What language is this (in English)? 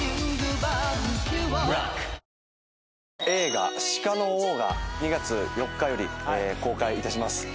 Japanese